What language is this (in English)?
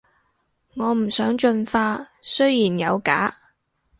Cantonese